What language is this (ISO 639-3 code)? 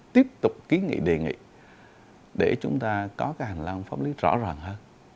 vie